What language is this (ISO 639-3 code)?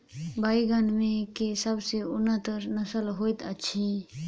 mai